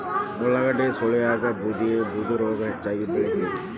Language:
Kannada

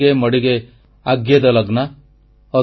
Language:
Odia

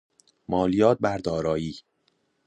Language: Persian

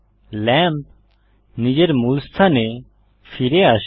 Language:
Bangla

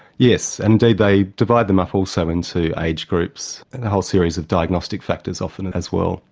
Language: English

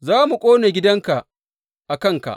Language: Hausa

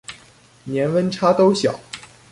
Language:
Chinese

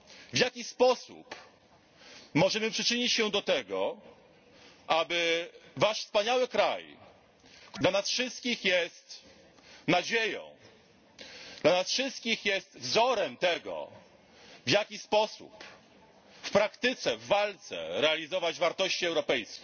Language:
Polish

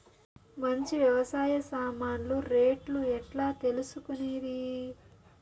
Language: Telugu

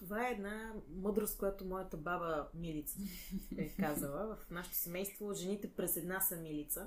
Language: Bulgarian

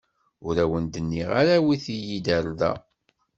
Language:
Kabyle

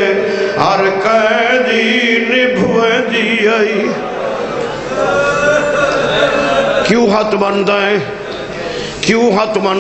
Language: Romanian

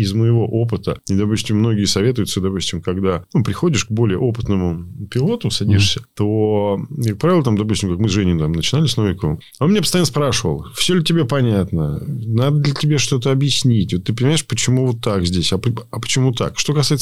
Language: Russian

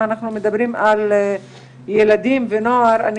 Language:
Hebrew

